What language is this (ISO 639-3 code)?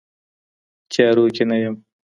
pus